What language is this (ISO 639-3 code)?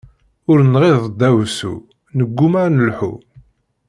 kab